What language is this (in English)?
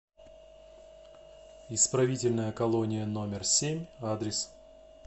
Russian